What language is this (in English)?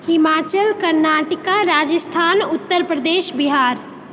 Maithili